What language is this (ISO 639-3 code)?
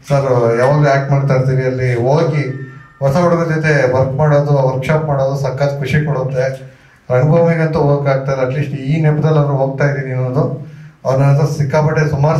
tur